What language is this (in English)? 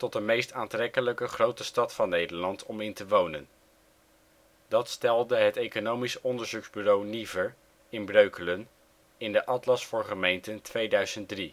Dutch